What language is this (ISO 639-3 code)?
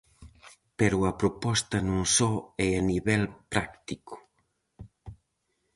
glg